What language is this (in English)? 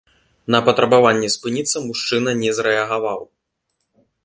Belarusian